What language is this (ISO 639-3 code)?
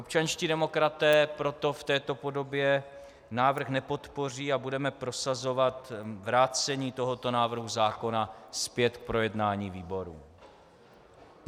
ces